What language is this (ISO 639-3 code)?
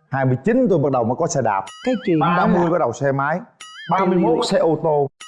vie